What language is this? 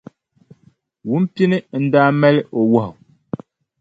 Dagbani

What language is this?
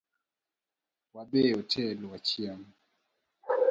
Luo (Kenya and Tanzania)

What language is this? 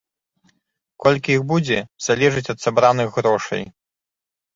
Belarusian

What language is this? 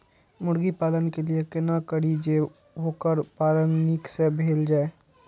Maithili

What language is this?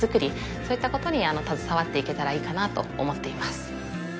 Japanese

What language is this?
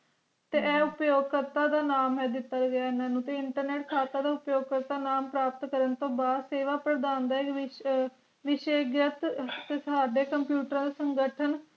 Punjabi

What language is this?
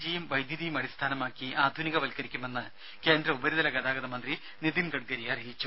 Malayalam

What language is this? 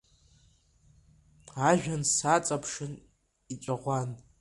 Abkhazian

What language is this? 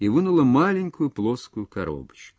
Russian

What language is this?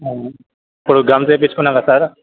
Telugu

